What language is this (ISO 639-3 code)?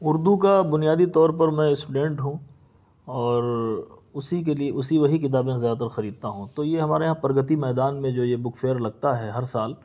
urd